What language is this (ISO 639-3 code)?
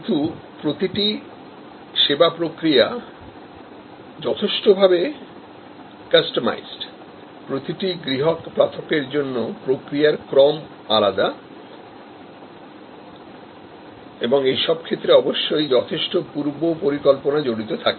ben